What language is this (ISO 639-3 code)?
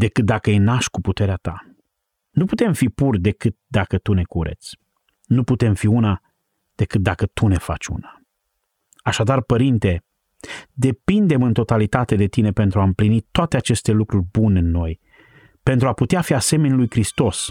ron